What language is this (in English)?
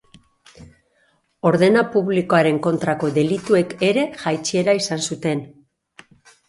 Basque